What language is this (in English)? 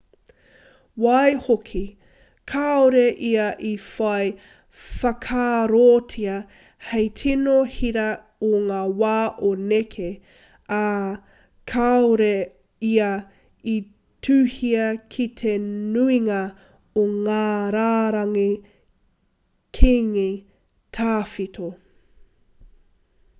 Māori